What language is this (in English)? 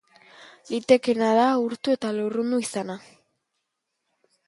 Basque